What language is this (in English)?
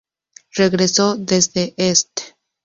Spanish